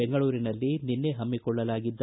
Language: Kannada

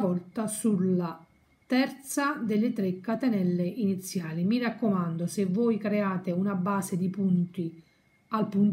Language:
Italian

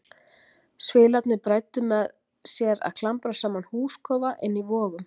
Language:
Icelandic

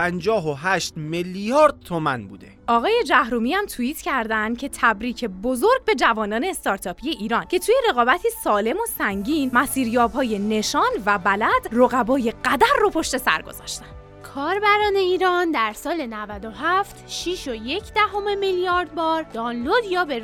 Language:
Persian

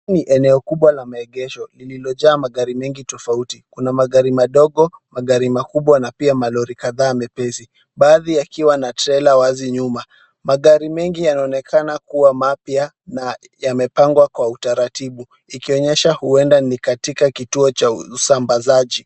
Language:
Swahili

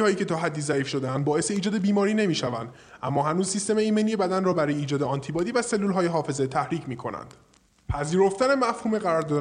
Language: Persian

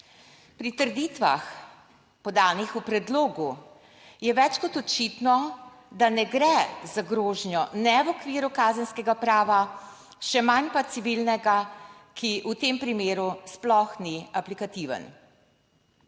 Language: Slovenian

